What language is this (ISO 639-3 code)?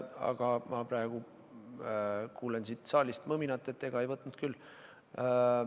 est